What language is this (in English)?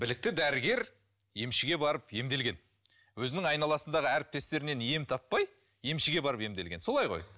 Kazakh